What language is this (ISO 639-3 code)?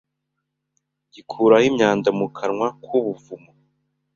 kin